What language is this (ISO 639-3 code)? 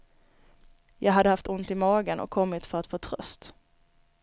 swe